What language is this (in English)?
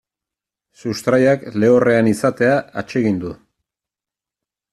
Basque